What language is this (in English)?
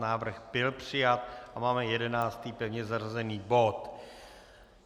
Czech